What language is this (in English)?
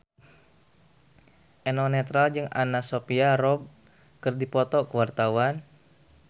Sundanese